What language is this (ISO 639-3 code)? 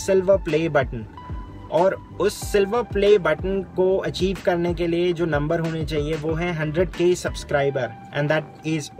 hin